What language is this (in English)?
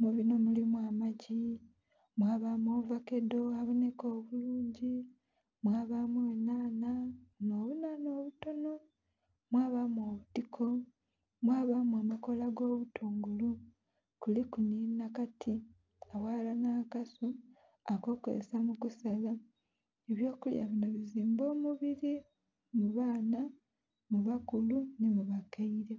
Soga